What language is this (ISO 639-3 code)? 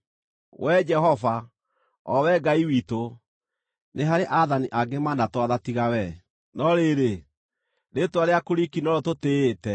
kik